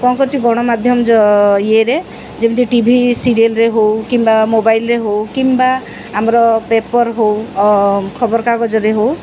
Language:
Odia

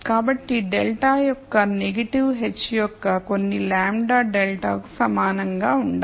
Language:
Telugu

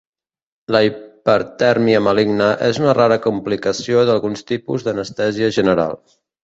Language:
Catalan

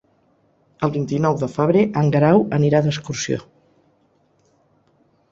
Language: Catalan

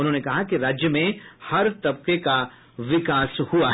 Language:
Hindi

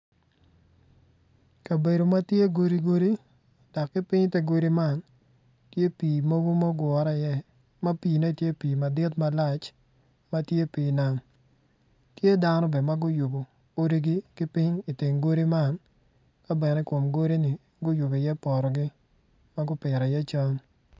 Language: Acoli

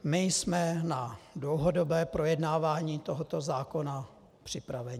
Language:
Czech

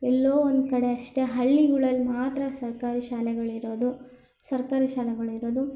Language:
Kannada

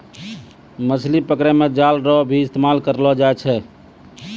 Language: Maithili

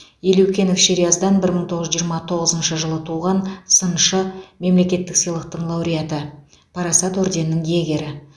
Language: Kazakh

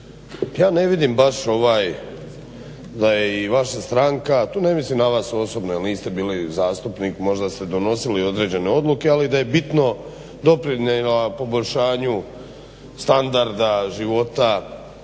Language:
Croatian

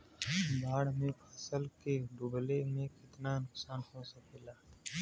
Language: Bhojpuri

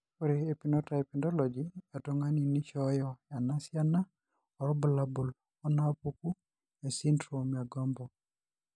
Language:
Masai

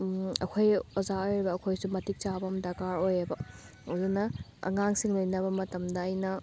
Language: Manipuri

